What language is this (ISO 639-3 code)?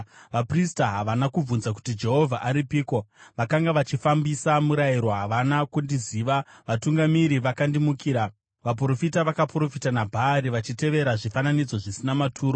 sna